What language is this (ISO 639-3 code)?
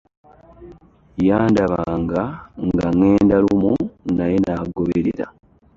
lug